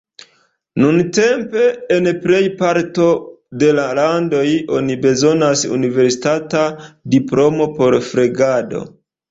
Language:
Esperanto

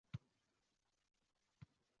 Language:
Uzbek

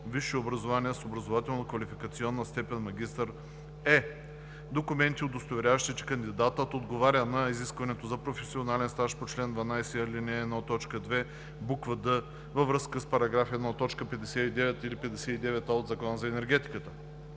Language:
Bulgarian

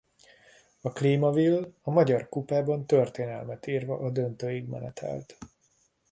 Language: Hungarian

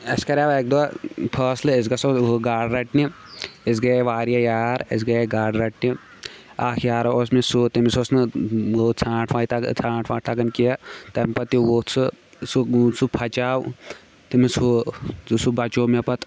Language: Kashmiri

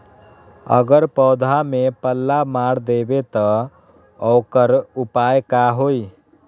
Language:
Magahi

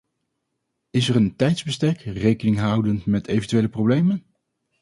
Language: Dutch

